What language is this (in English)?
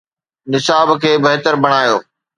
Sindhi